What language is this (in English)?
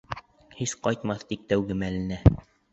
Bashkir